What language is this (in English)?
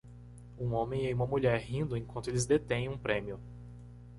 Portuguese